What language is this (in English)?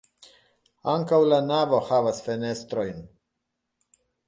Esperanto